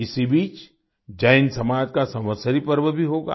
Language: Hindi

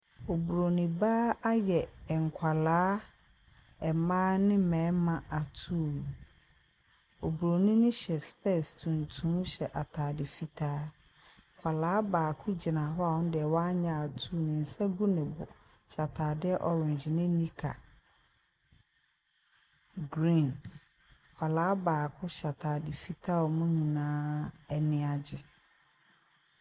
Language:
Akan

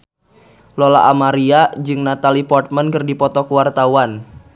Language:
Sundanese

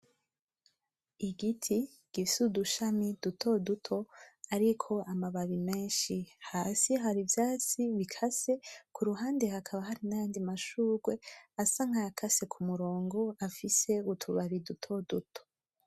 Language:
Rundi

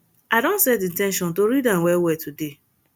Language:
Nigerian Pidgin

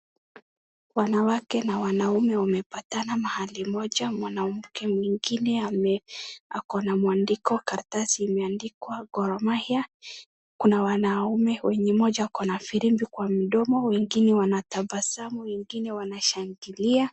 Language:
Swahili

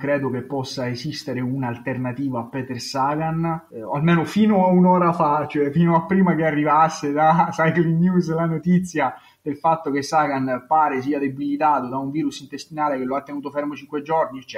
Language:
Italian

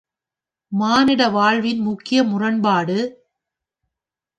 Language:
Tamil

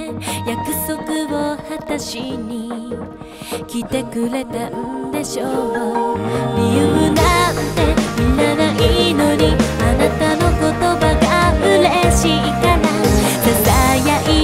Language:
Korean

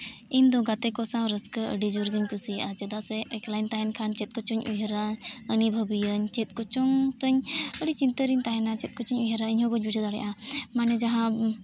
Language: Santali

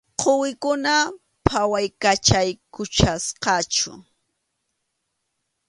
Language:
Arequipa-La Unión Quechua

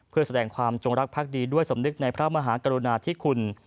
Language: Thai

